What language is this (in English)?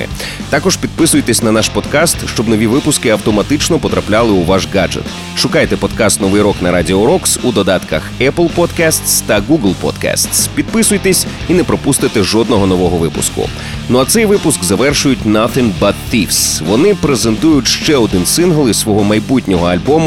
Ukrainian